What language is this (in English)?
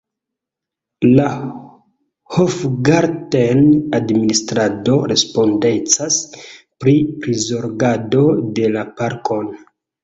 Esperanto